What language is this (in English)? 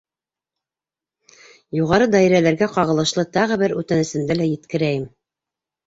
Bashkir